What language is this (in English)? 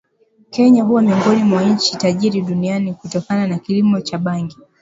Swahili